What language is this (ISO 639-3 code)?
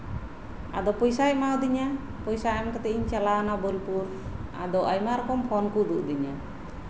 sat